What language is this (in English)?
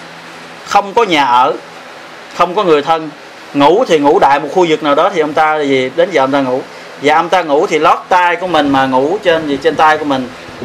Vietnamese